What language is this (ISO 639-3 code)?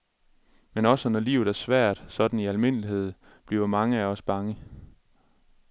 dan